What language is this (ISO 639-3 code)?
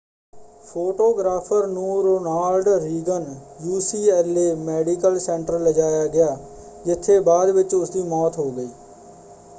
pan